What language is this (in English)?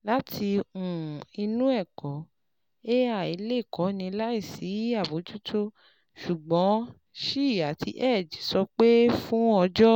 Yoruba